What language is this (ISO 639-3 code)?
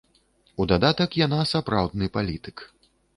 bel